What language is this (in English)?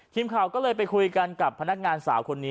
Thai